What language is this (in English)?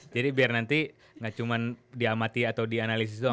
Indonesian